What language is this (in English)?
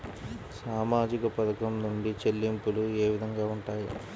Telugu